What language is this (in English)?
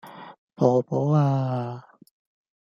Cantonese